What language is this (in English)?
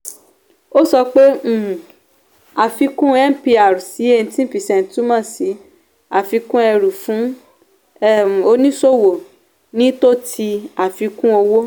Yoruba